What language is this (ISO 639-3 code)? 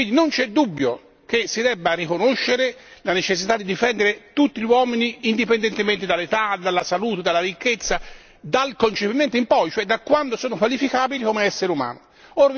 ita